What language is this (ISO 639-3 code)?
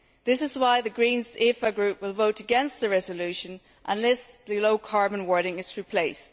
eng